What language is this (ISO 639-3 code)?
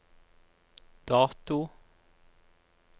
nor